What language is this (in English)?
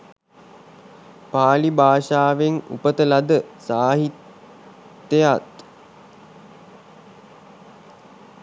Sinhala